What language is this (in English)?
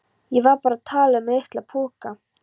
Icelandic